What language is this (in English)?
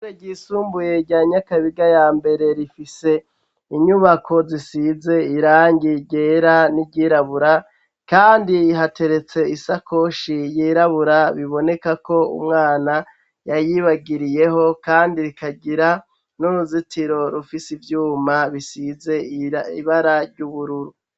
Rundi